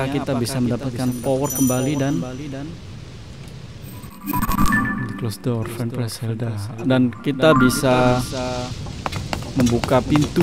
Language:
Indonesian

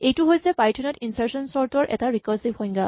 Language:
Assamese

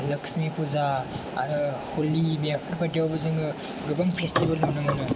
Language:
Bodo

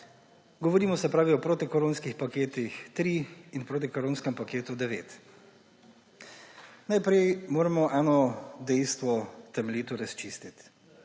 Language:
Slovenian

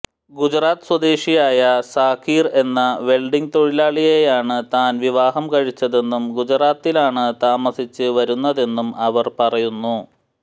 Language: Malayalam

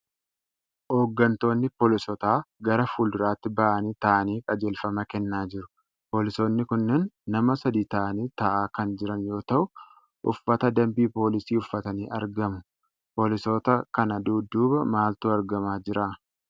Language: Oromo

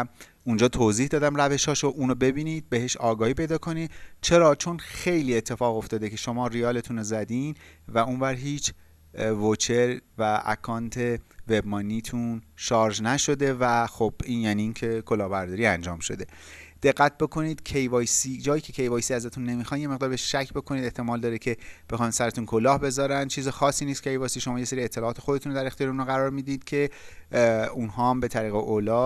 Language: Persian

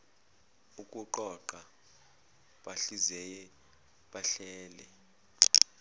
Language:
Zulu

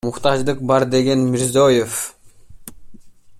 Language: Kyrgyz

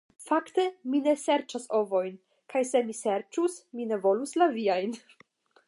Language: Esperanto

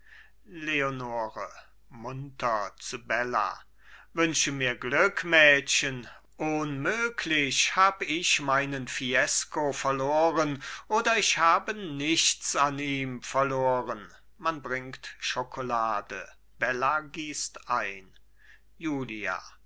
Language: German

